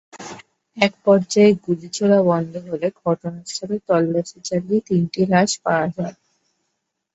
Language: Bangla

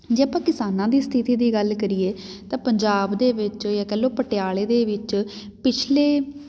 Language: Punjabi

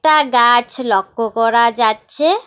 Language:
Bangla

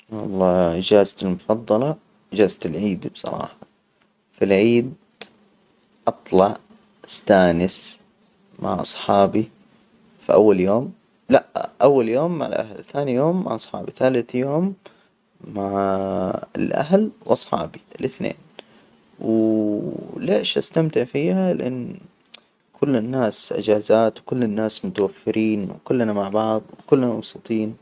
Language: Hijazi Arabic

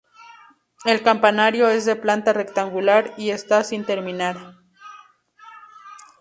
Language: Spanish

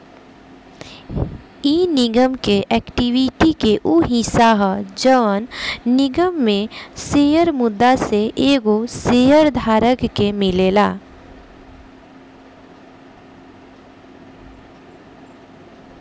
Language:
Bhojpuri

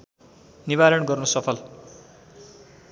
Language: Nepali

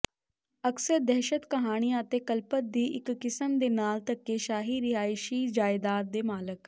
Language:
Punjabi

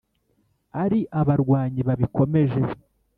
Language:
Kinyarwanda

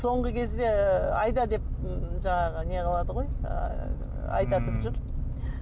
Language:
Kazakh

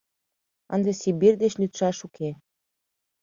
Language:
Mari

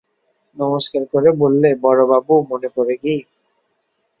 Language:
Bangla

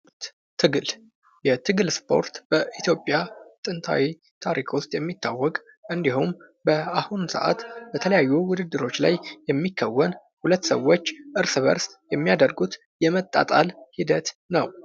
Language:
Amharic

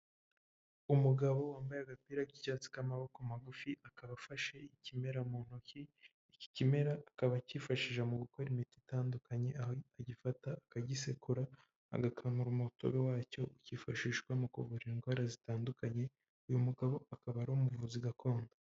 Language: Kinyarwanda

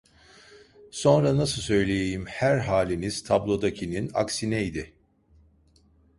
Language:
Turkish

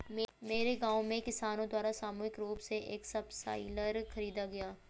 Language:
Hindi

